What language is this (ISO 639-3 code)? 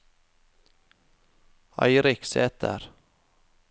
nor